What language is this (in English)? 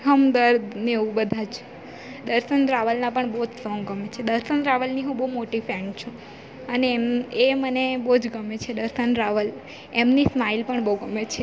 Gujarati